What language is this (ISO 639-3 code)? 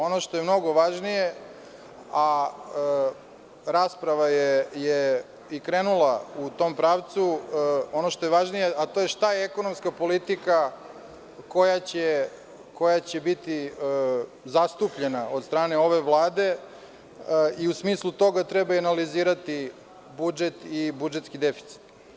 srp